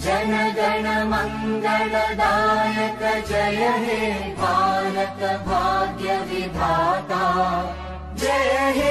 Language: Hindi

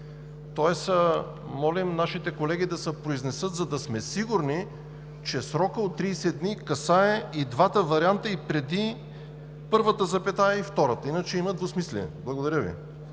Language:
Bulgarian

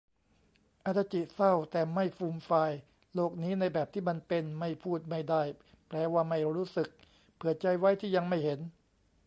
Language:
Thai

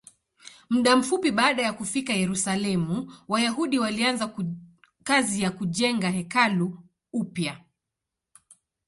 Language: Swahili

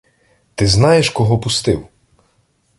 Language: Ukrainian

